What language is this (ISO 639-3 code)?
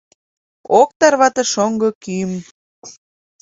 chm